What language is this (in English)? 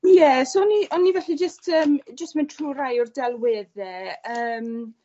Welsh